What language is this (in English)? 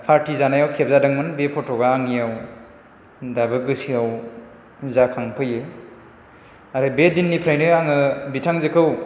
Bodo